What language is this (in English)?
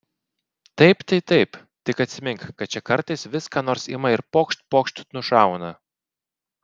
Lithuanian